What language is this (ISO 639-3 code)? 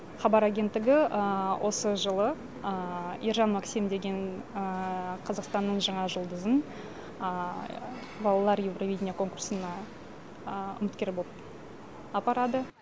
kaz